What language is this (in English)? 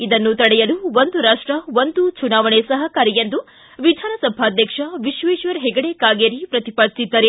Kannada